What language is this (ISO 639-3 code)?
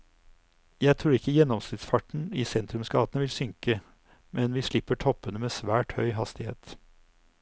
nor